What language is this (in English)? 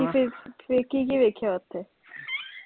Punjabi